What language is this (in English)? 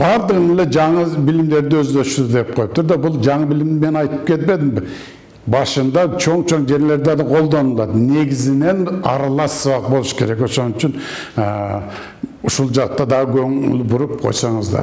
Turkish